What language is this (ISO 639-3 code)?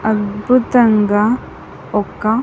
tel